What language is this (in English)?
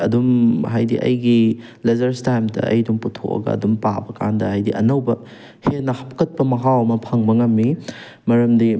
Manipuri